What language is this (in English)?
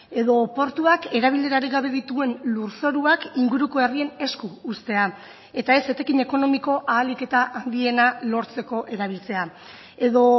Basque